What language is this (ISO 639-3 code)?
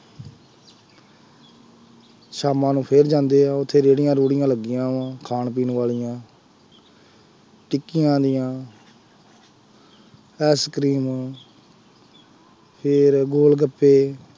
pan